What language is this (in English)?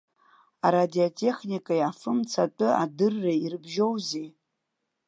Abkhazian